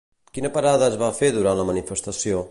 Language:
Catalan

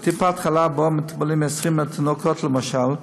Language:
Hebrew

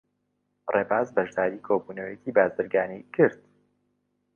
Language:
Central Kurdish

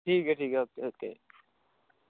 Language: Dogri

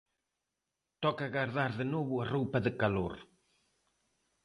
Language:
Galician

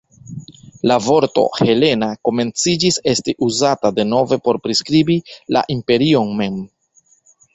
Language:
Esperanto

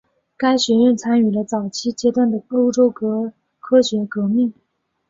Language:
Chinese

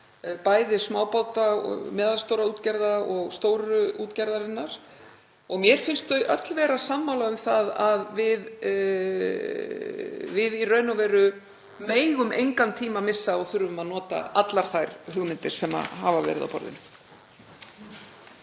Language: Icelandic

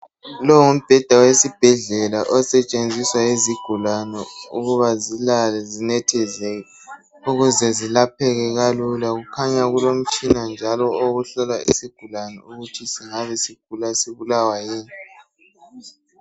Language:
North Ndebele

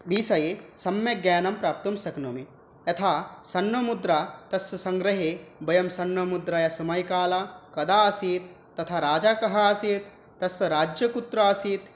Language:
Sanskrit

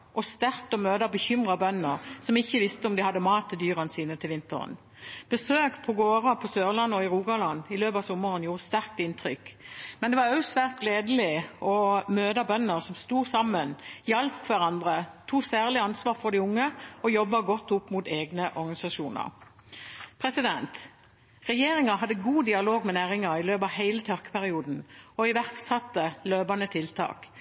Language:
Norwegian Bokmål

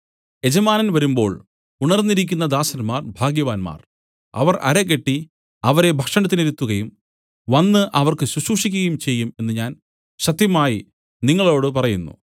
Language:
Malayalam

